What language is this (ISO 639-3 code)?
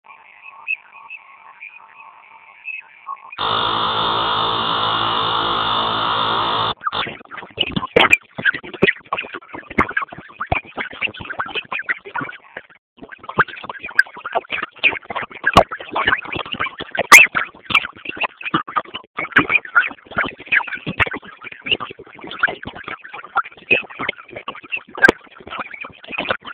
swa